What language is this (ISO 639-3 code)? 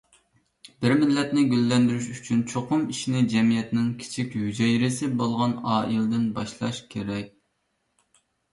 uig